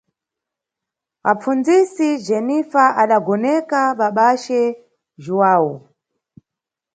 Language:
Nyungwe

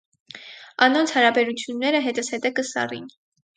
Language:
Armenian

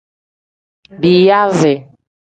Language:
Tem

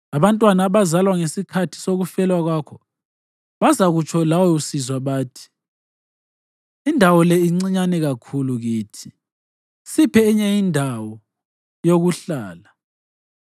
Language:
North Ndebele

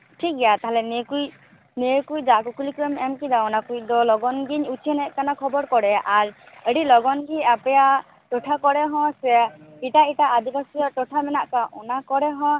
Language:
Santali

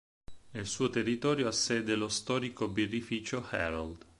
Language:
Italian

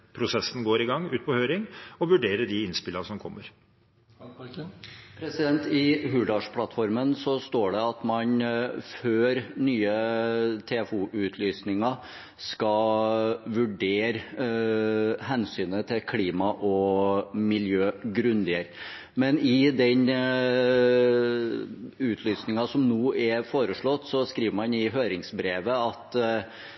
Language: Norwegian Bokmål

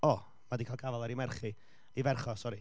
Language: Welsh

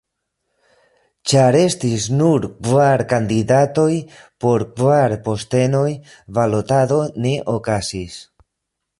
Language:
Esperanto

